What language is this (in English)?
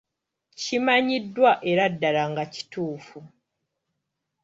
Ganda